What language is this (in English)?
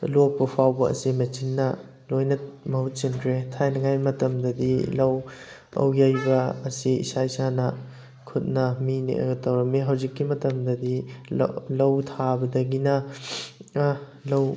Manipuri